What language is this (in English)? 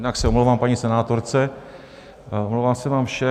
Czech